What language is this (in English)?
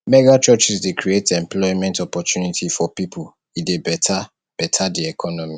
Nigerian Pidgin